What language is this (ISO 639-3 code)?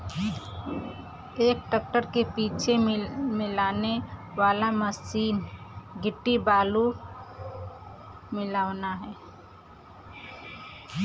bho